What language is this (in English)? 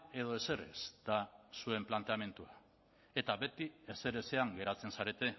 Basque